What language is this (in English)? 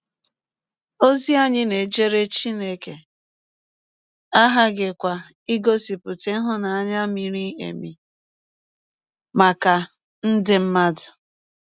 Igbo